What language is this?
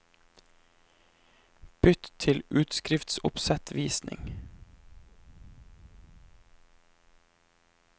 Norwegian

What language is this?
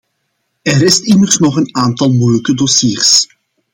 Dutch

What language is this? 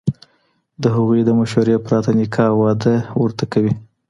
Pashto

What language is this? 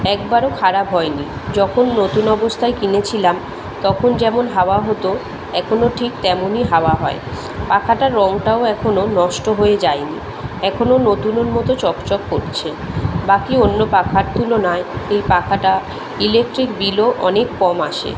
Bangla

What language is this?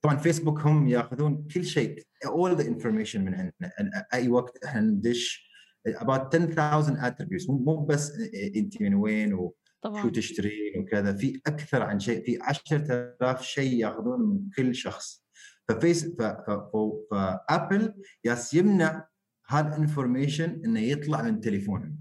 Arabic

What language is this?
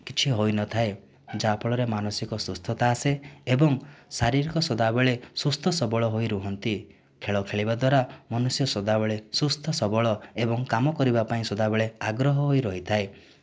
Odia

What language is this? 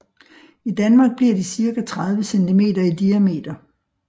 Danish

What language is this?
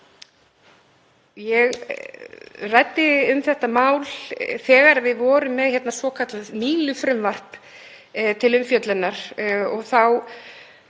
Icelandic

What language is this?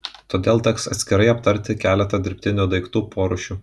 Lithuanian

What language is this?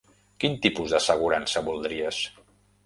Catalan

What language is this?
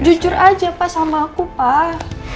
Indonesian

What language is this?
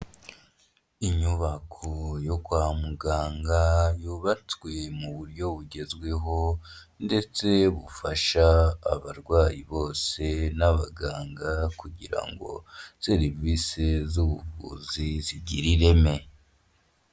Kinyarwanda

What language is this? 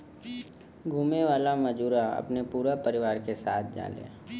Bhojpuri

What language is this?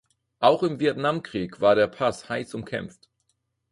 German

